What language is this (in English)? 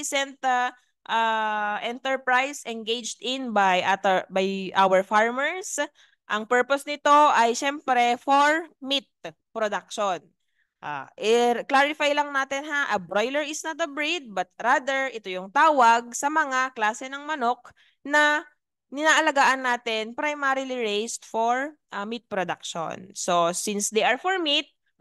Filipino